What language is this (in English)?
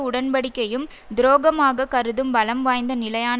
Tamil